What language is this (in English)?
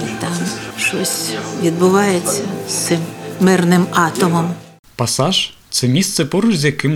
Ukrainian